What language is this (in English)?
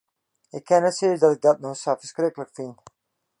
Western Frisian